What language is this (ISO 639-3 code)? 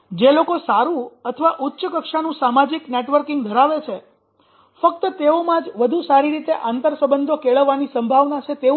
guj